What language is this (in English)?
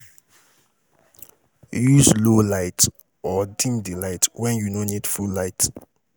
Nigerian Pidgin